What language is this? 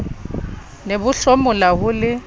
Southern Sotho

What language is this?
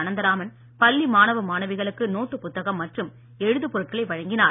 Tamil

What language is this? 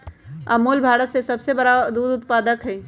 Magahi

